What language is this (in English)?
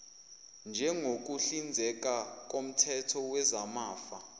Zulu